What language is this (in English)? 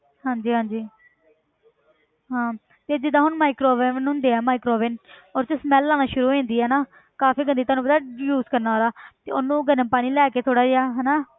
Punjabi